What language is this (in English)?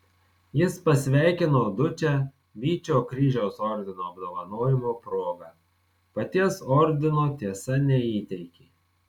Lithuanian